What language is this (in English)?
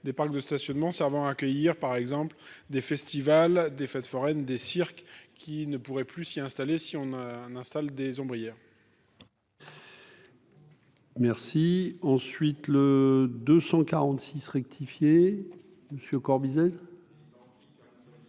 French